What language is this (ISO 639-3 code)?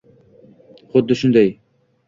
uzb